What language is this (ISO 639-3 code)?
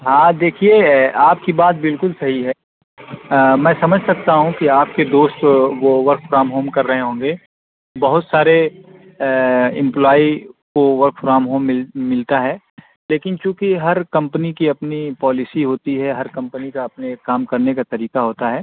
urd